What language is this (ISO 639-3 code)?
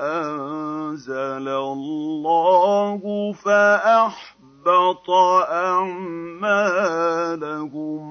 ara